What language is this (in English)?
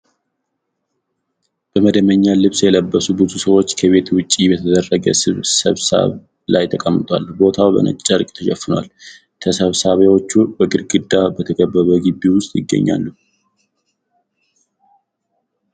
Amharic